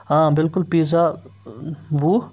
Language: Kashmiri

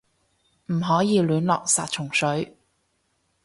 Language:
Cantonese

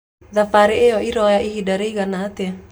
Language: Kikuyu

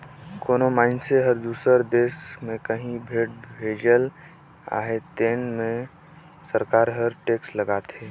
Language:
Chhattisgarhi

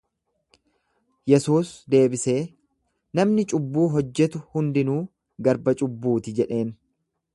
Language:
Oromo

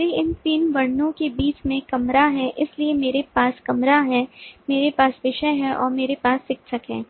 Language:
Hindi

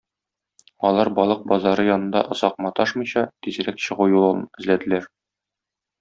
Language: Tatar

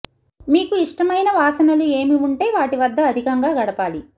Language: Telugu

